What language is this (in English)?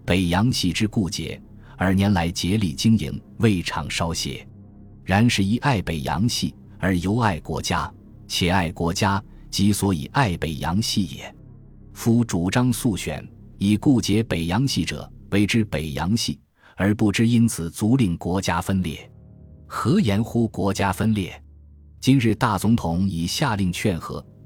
Chinese